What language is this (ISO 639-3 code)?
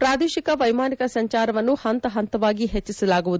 kan